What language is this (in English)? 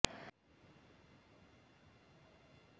Bangla